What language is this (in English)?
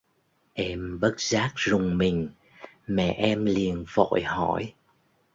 Vietnamese